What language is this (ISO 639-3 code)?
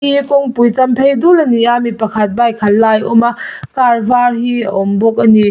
lus